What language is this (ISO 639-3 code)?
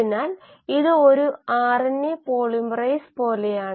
mal